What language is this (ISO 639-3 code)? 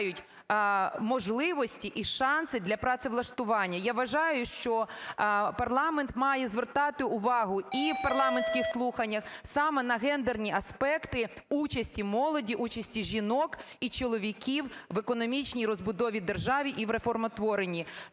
ukr